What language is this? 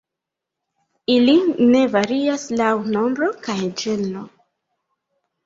Esperanto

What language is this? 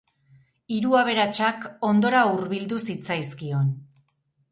Basque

